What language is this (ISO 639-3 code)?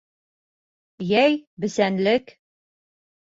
bak